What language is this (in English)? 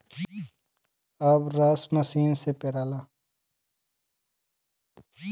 Bhojpuri